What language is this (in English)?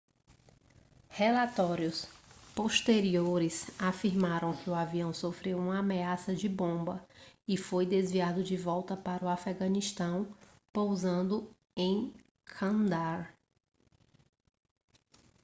Portuguese